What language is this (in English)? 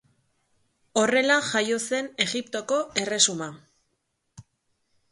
Basque